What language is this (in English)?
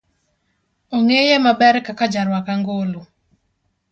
Luo (Kenya and Tanzania)